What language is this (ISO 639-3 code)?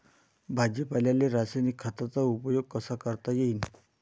mar